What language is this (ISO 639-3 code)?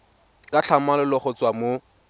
tsn